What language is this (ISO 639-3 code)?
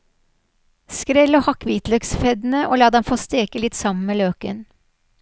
nor